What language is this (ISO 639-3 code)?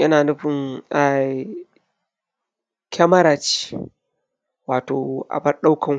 hau